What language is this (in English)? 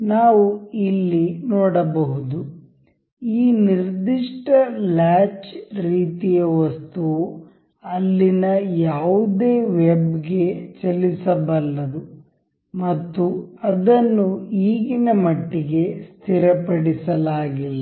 Kannada